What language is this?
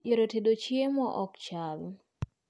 Luo (Kenya and Tanzania)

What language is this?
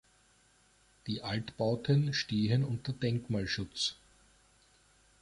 German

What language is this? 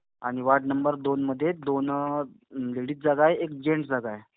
Marathi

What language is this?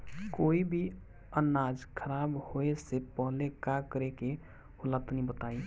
Bhojpuri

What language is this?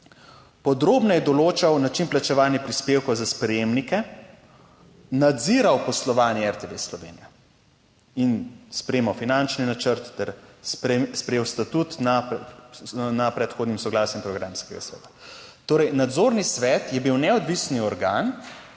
Slovenian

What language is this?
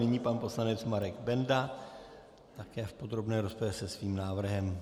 Czech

